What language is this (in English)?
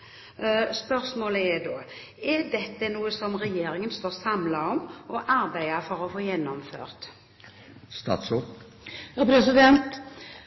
Norwegian Bokmål